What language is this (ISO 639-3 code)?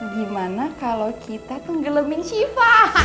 ind